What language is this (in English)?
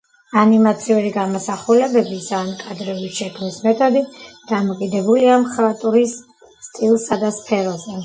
Georgian